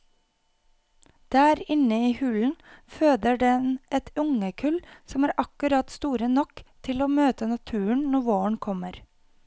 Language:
Norwegian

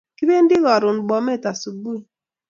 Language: Kalenjin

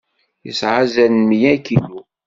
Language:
Kabyle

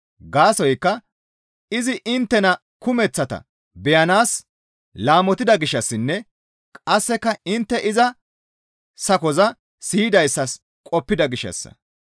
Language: Gamo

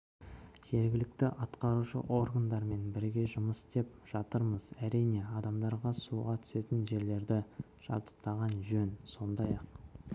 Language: Kazakh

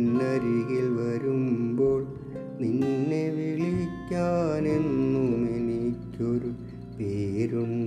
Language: Malayalam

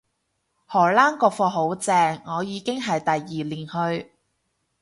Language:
Cantonese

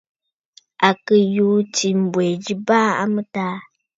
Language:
Bafut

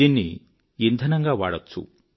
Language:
Telugu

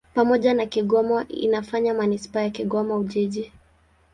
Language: Swahili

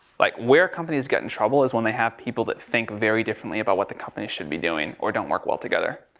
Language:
English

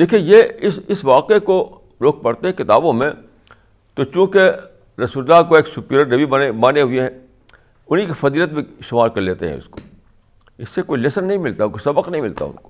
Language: Urdu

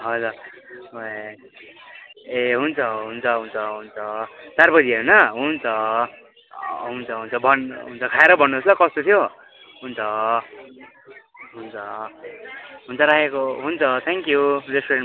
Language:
Nepali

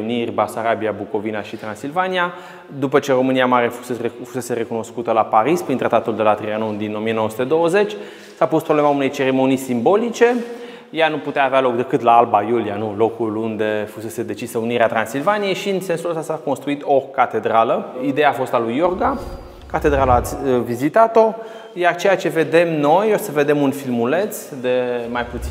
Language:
Romanian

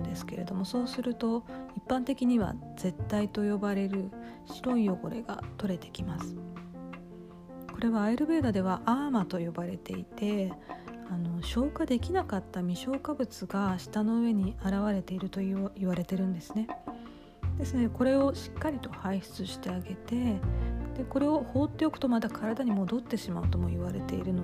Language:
Japanese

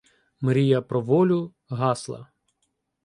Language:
Ukrainian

